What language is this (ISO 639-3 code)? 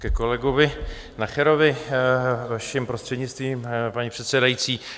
ces